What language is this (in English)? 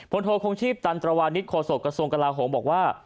Thai